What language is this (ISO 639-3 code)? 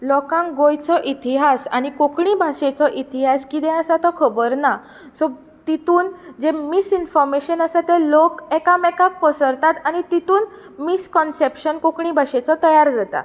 kok